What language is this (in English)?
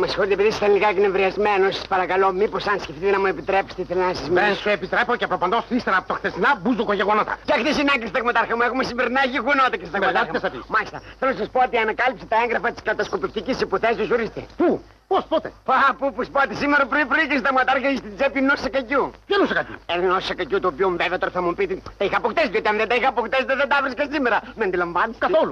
Greek